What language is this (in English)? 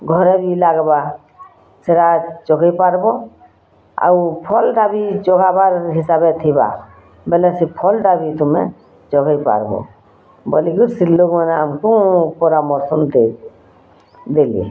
Odia